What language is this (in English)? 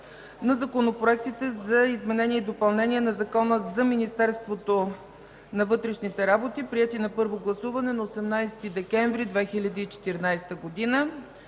Bulgarian